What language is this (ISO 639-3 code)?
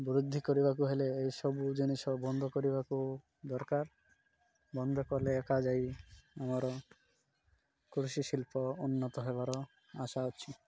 ori